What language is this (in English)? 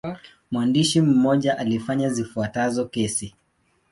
Swahili